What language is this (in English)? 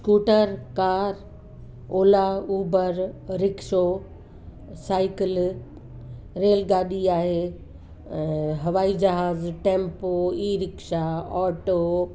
Sindhi